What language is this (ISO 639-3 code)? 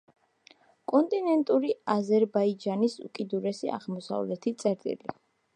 kat